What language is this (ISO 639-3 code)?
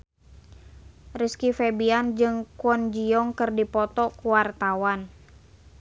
sun